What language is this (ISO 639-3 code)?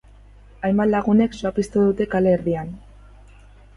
eus